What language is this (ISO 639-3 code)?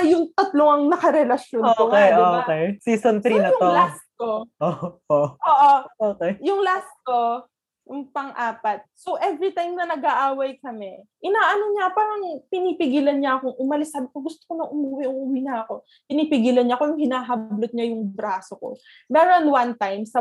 fil